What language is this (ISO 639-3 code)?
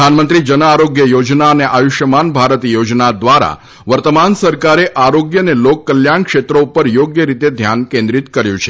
guj